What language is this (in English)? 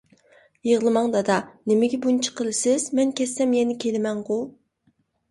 Uyghur